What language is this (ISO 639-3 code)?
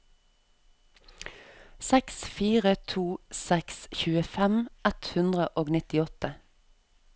nor